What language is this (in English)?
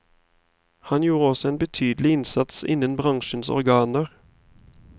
Norwegian